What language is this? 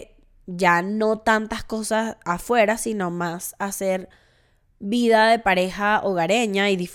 Spanish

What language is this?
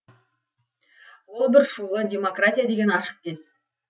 Kazakh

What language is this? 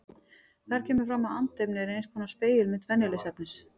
Icelandic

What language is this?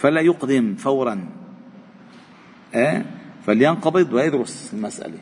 Arabic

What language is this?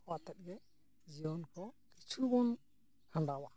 Santali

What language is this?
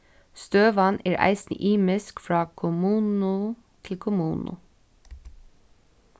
Faroese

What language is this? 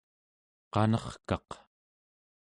Central Yupik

